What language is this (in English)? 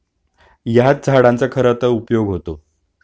Marathi